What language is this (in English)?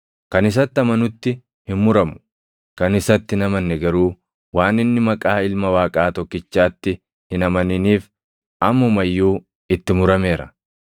Oromo